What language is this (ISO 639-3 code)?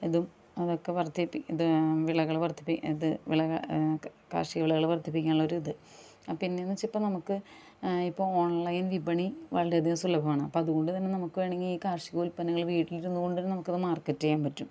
mal